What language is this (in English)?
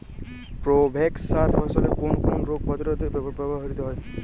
Bangla